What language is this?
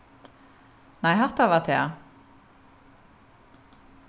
Faroese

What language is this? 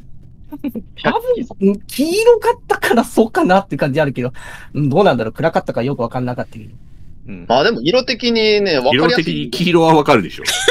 Japanese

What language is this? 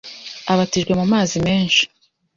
Kinyarwanda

